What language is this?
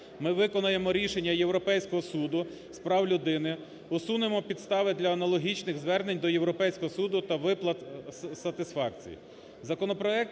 Ukrainian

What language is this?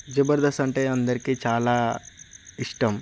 Telugu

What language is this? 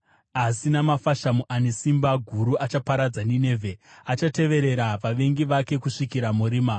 Shona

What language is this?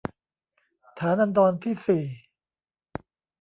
Thai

